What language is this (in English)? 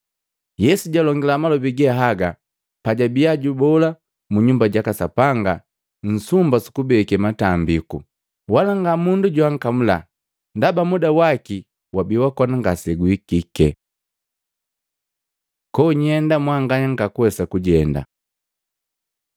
Matengo